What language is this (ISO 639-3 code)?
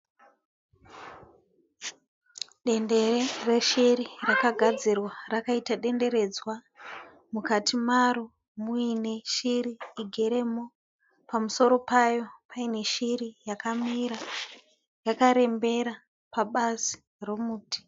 sna